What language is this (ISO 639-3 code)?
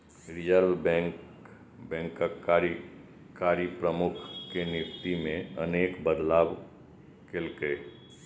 mai